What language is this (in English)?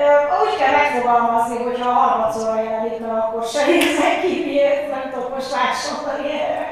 Hungarian